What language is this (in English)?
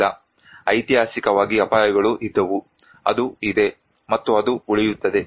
Kannada